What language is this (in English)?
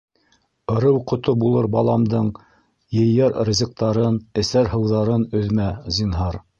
Bashkir